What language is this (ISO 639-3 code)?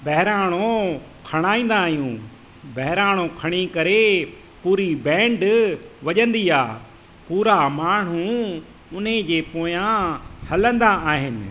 snd